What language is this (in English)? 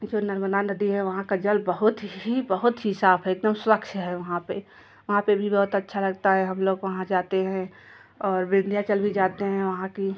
Hindi